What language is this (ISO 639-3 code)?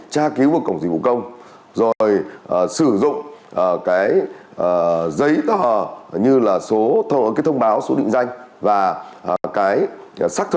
vie